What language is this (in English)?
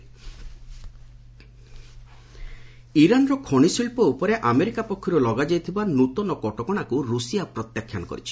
Odia